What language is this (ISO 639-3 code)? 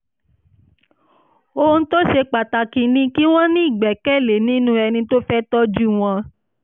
yor